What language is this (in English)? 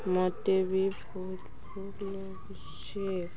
Odia